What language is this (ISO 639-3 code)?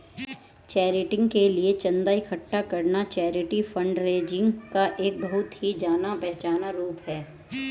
hin